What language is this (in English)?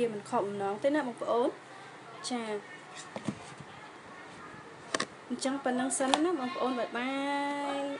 Thai